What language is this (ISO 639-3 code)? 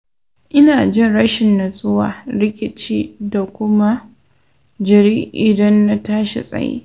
hau